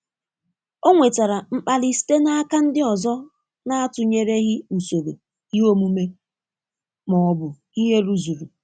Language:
Igbo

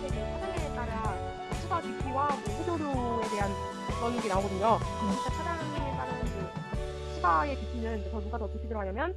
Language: Korean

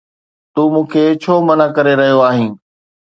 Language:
Sindhi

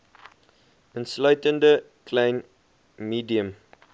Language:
Afrikaans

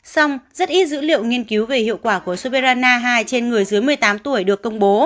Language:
Vietnamese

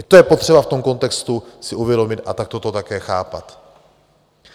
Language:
Czech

